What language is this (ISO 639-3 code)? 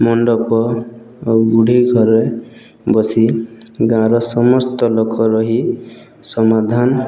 ori